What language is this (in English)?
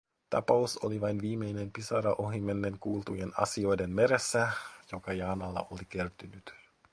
Finnish